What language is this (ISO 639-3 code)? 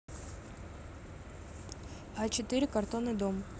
rus